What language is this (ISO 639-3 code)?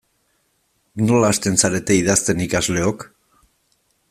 eus